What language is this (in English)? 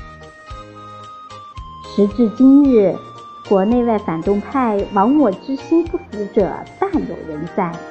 Chinese